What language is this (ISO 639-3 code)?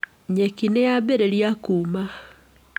kik